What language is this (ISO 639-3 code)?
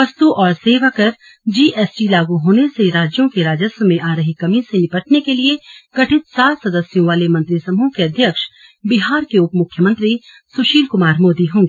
hin